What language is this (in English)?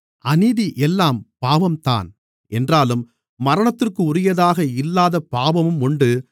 Tamil